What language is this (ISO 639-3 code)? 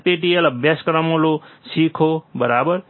guj